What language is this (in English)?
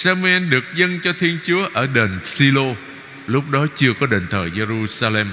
Vietnamese